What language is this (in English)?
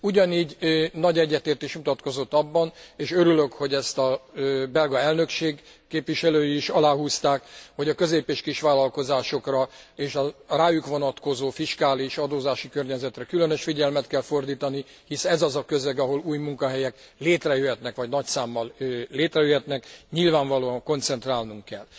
Hungarian